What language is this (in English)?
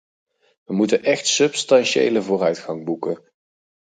Dutch